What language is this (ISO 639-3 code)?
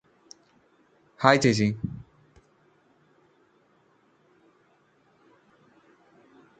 mal